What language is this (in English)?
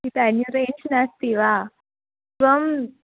Sanskrit